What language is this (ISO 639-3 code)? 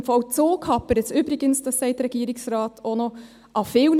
gsw